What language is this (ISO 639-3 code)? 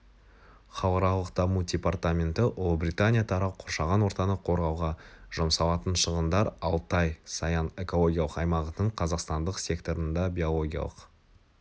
kaz